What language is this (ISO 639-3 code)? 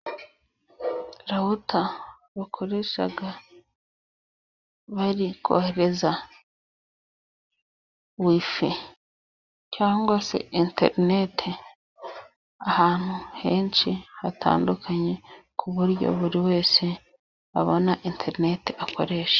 kin